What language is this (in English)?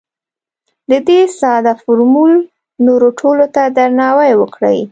Pashto